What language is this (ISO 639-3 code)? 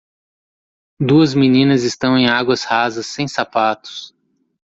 por